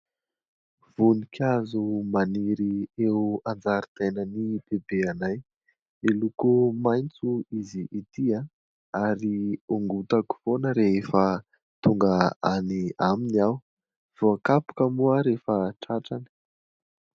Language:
Malagasy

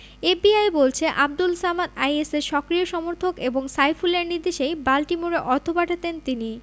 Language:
Bangla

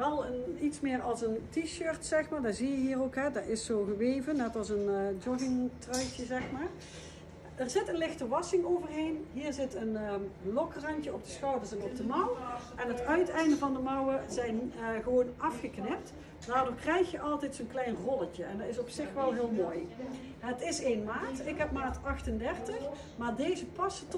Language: Dutch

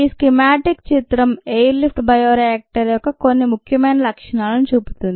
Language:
Telugu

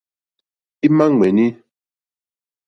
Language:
Mokpwe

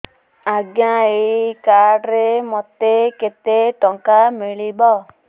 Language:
Odia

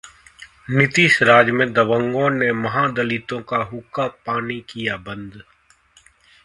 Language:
Hindi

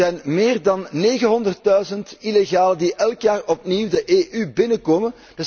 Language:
Dutch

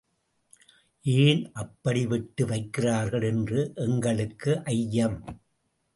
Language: Tamil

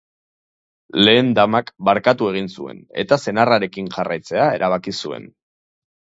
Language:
Basque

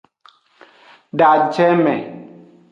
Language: Aja (Benin)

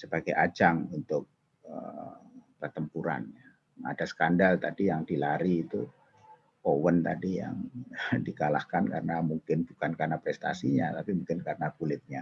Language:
Indonesian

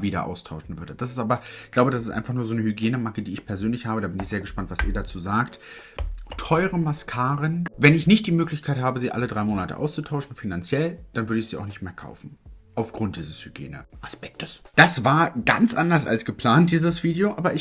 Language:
German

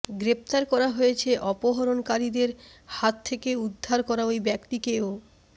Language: Bangla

